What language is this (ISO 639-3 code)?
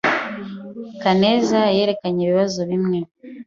kin